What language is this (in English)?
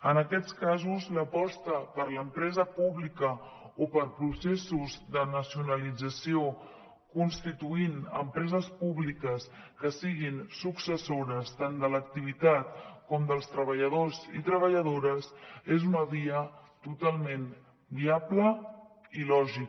Catalan